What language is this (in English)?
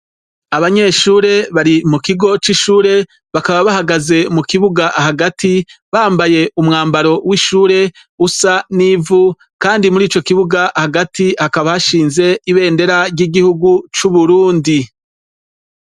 Rundi